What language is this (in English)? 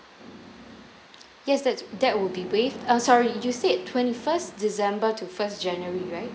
English